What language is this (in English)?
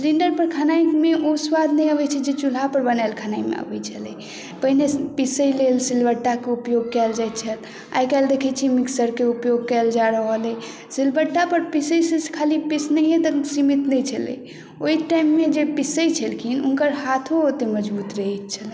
Maithili